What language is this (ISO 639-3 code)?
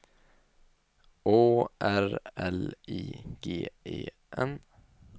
swe